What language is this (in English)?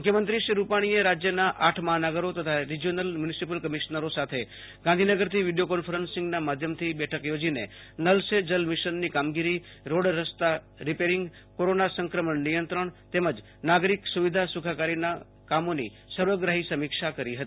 Gujarati